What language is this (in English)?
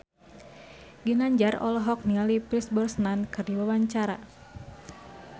Sundanese